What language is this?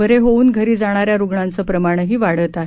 Marathi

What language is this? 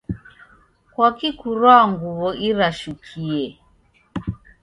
Taita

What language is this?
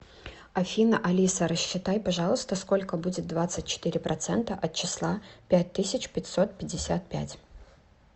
Russian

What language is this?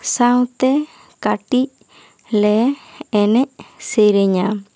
Santali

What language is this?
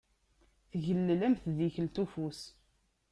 Kabyle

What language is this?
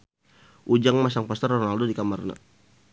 Sundanese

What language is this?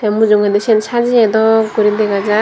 Chakma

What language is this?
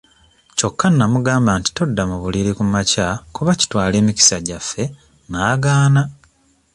Ganda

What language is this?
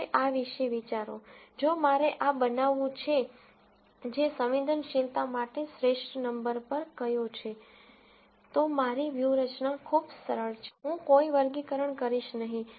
Gujarati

